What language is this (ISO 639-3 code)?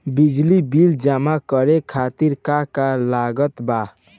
bho